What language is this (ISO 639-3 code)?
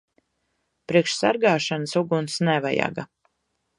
lav